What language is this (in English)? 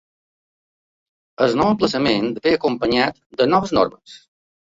Catalan